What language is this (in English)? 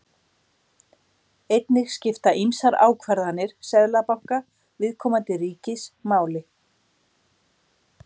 Icelandic